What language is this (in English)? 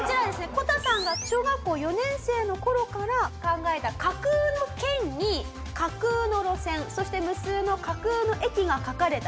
Japanese